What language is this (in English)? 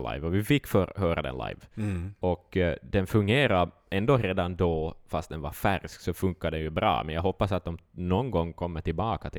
Swedish